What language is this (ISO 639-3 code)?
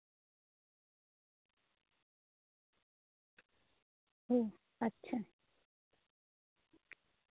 sat